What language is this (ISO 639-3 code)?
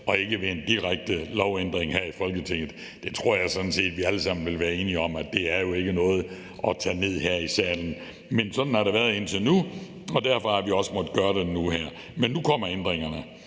dan